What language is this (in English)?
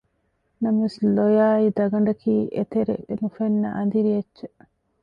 Divehi